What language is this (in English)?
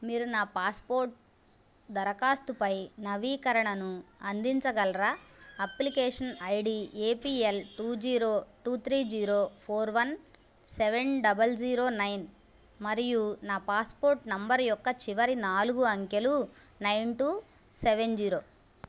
Telugu